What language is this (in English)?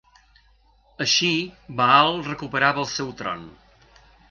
Catalan